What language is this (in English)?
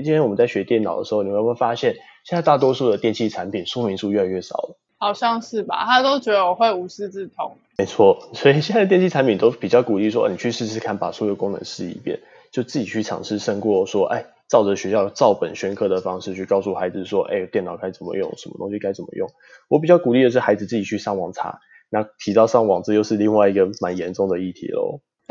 Chinese